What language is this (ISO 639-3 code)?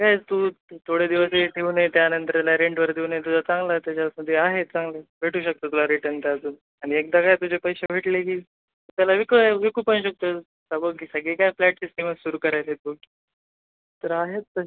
mar